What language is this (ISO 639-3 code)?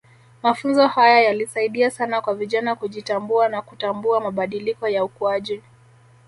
swa